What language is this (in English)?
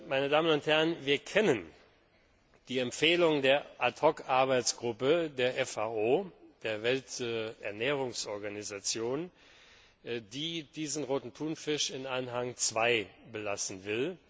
German